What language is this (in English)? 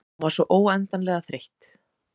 Icelandic